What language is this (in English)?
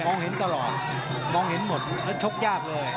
Thai